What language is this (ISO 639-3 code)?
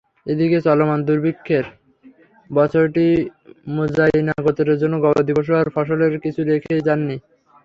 ben